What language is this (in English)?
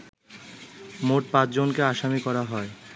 Bangla